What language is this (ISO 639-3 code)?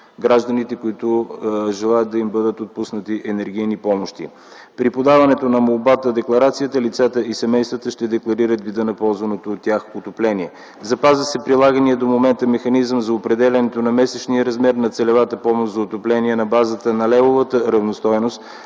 bul